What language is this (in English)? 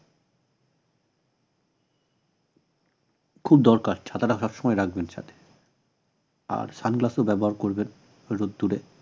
Bangla